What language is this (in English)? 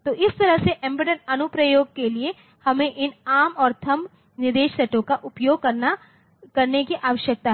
Hindi